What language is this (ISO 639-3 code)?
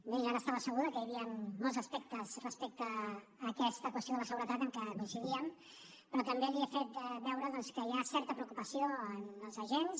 cat